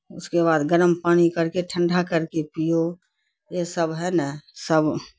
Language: Urdu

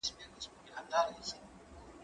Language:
Pashto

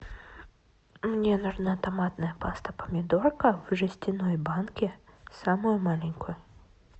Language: Russian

